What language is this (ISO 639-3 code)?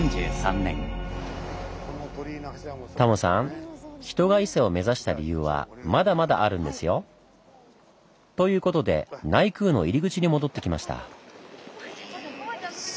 jpn